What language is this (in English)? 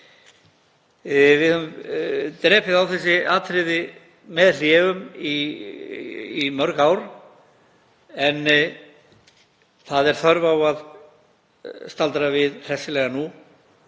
Icelandic